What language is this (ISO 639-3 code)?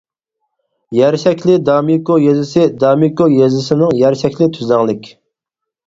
uig